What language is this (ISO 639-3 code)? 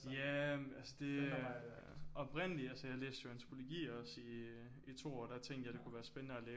dan